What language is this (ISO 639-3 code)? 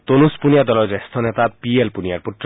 asm